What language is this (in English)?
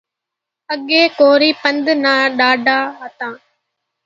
Kachi Koli